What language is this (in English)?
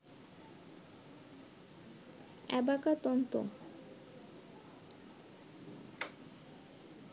Bangla